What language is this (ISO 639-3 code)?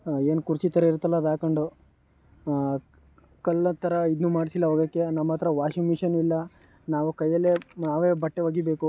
kan